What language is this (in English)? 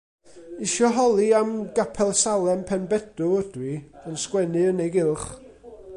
Welsh